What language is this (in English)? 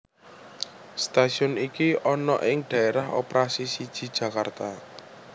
Javanese